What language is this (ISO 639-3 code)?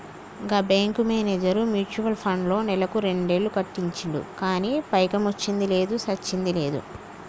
tel